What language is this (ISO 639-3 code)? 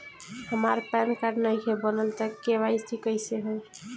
bho